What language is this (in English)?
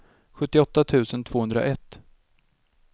Swedish